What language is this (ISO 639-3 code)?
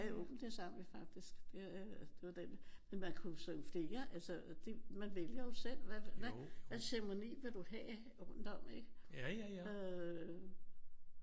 dan